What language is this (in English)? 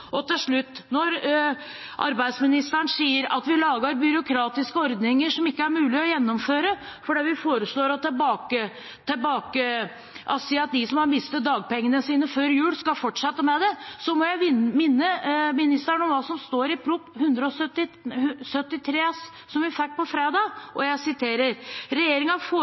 Norwegian Bokmål